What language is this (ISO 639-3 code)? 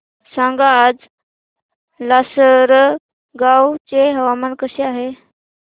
mar